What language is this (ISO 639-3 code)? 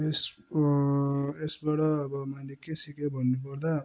nep